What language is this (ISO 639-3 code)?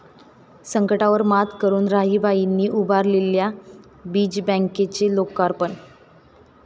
mar